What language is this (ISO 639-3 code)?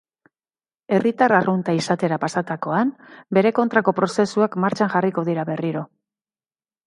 eus